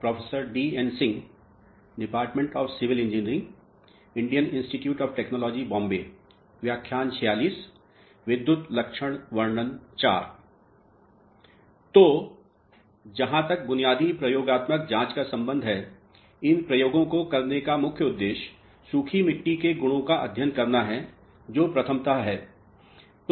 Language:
Hindi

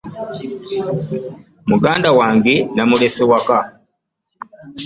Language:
Ganda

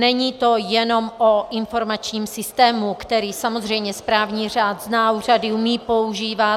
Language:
Czech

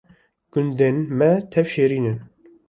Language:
Kurdish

